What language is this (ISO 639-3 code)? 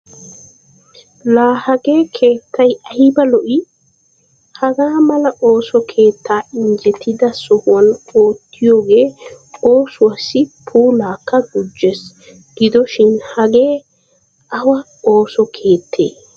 wal